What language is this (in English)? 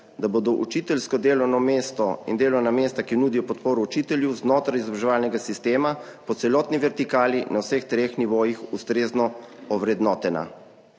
Slovenian